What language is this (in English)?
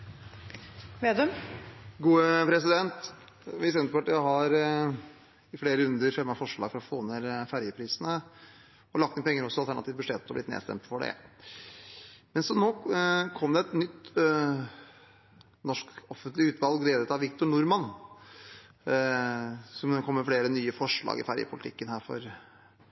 Norwegian Bokmål